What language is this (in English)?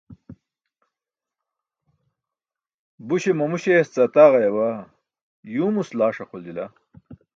Burushaski